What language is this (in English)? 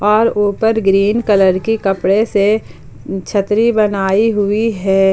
Hindi